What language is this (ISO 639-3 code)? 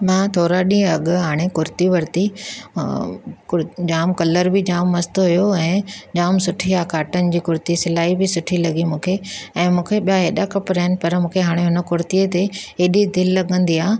snd